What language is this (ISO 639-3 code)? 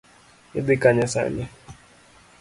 luo